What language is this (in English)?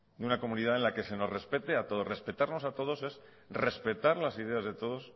Spanish